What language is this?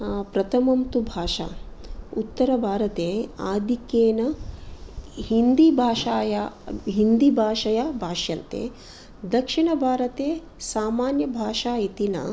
Sanskrit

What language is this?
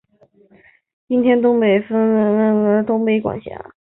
Chinese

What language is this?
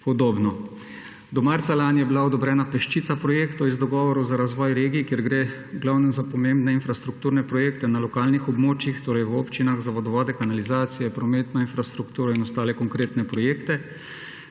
Slovenian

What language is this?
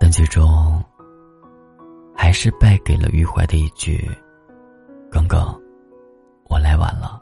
Chinese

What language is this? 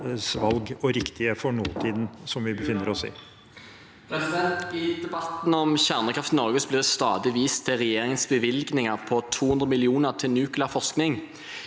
Norwegian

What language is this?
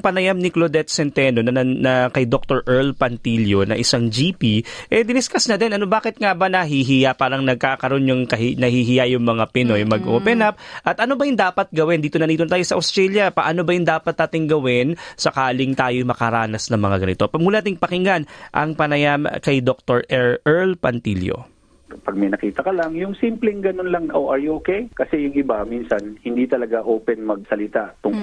Filipino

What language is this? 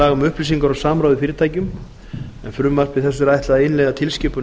Icelandic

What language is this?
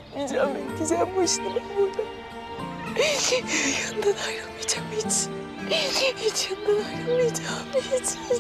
Turkish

